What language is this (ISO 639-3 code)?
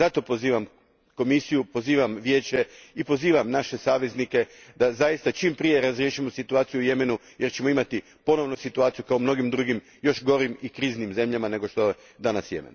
hrv